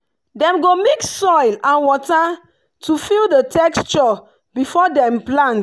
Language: Nigerian Pidgin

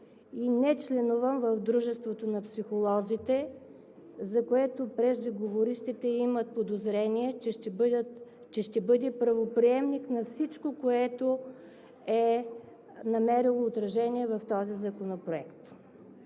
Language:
Bulgarian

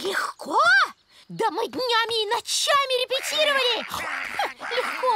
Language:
Russian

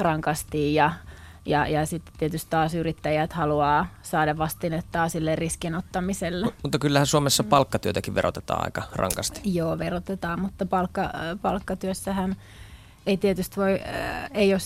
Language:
Finnish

